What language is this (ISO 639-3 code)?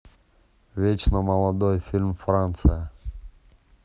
rus